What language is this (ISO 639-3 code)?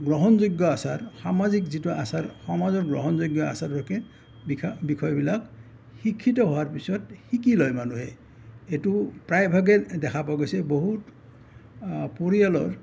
asm